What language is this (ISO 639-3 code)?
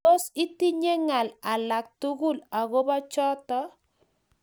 kln